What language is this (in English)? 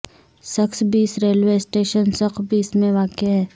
Urdu